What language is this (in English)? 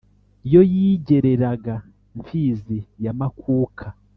Kinyarwanda